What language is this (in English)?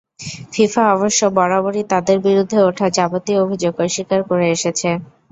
Bangla